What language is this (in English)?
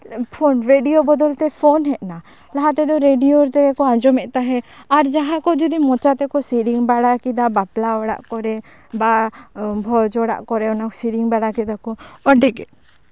Santali